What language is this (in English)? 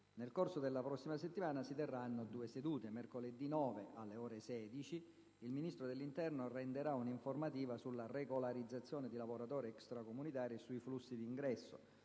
Italian